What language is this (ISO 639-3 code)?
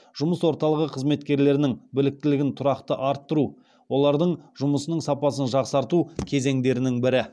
kaz